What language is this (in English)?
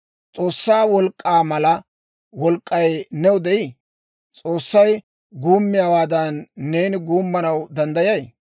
Dawro